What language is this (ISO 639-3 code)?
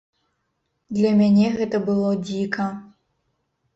bel